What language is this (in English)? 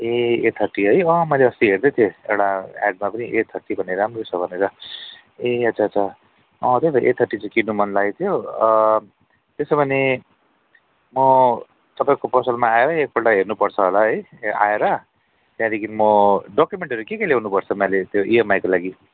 Nepali